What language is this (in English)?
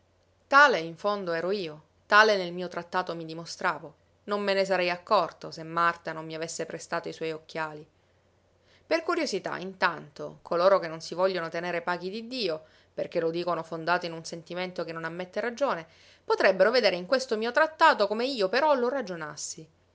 Italian